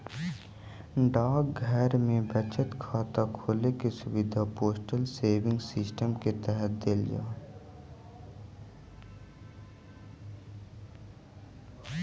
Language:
Magahi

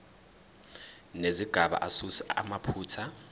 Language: Zulu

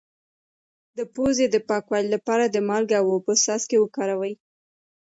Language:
Pashto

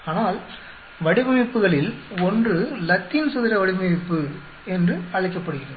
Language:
Tamil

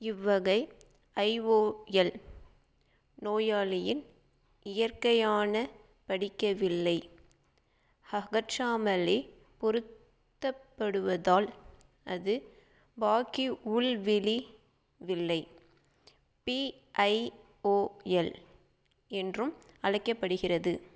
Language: Tamil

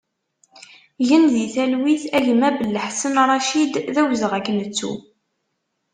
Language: Kabyle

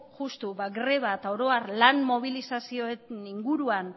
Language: Basque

